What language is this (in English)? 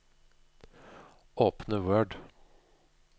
Norwegian